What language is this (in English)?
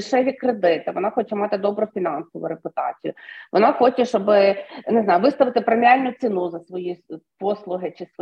Ukrainian